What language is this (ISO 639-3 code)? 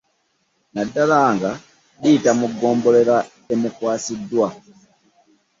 lug